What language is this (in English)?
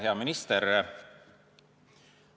Estonian